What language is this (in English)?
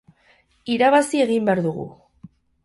Basque